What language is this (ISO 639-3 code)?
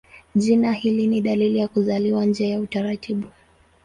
swa